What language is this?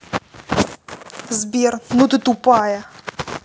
Russian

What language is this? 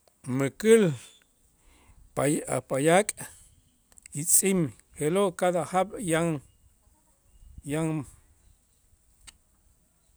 Itzá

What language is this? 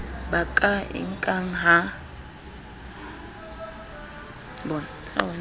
Southern Sotho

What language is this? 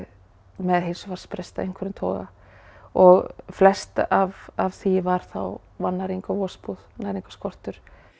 Icelandic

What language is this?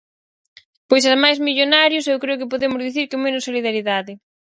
Galician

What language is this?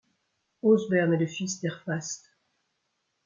French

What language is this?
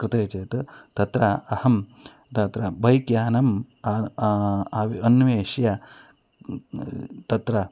Sanskrit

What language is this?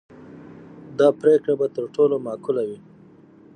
Pashto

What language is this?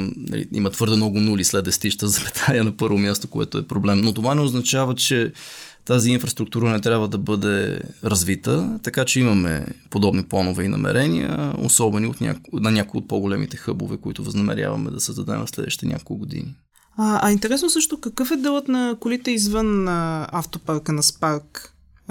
Bulgarian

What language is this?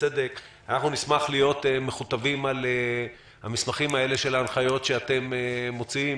Hebrew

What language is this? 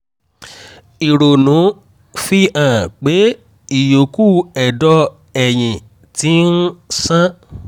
Yoruba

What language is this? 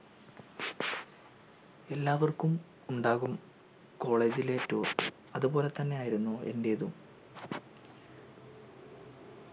Malayalam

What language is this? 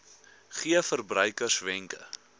Afrikaans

